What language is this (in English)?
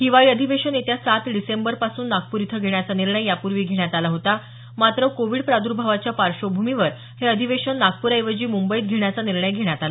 Marathi